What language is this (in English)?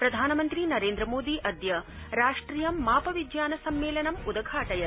Sanskrit